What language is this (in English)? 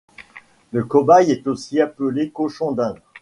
French